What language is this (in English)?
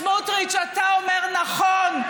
Hebrew